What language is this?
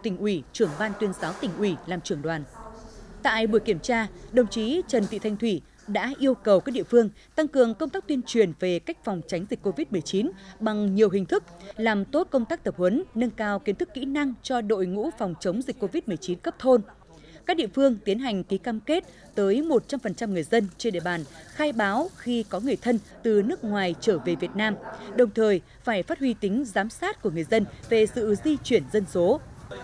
Vietnamese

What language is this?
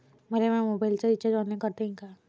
Marathi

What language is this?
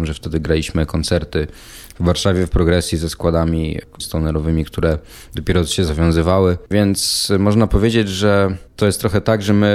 Polish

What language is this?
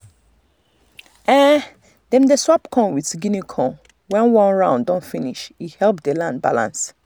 Nigerian Pidgin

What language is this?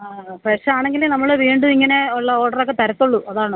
Malayalam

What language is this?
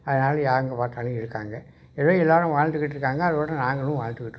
Tamil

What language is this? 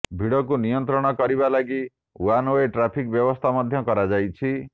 Odia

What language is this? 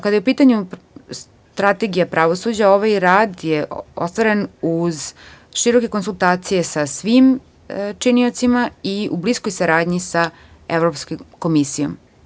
Serbian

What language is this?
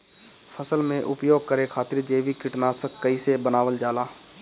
Bhojpuri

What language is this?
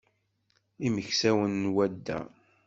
Kabyle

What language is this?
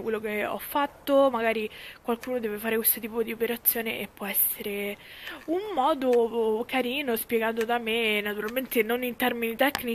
Italian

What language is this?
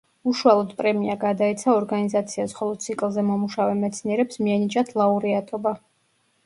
Georgian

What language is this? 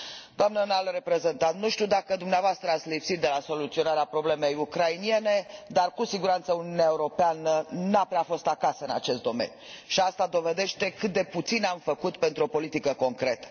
Romanian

